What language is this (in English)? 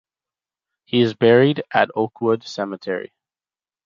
English